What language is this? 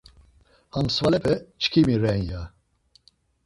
Laz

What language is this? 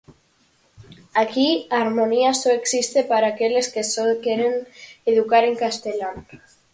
Galician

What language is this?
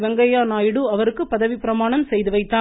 Tamil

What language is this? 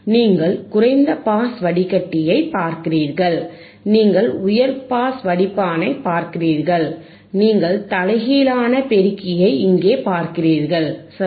Tamil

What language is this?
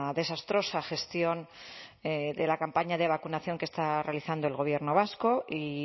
Spanish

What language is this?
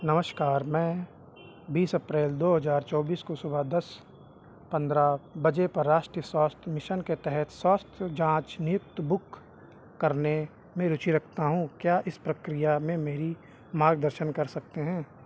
Hindi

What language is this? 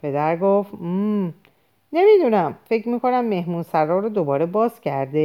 Persian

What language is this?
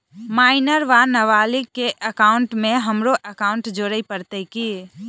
Maithili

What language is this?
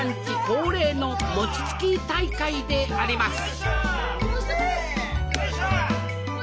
Japanese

